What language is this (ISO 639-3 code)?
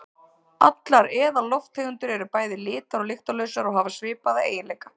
isl